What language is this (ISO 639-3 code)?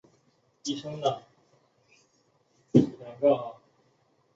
zho